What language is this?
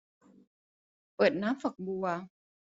Thai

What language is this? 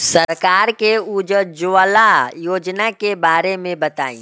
Bhojpuri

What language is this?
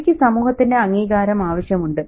Malayalam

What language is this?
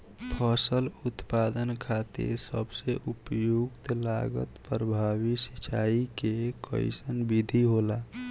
Bhojpuri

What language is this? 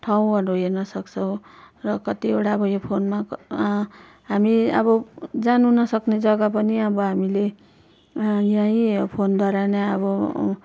Nepali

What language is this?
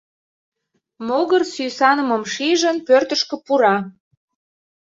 Mari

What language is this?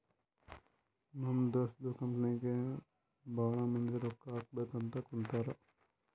Kannada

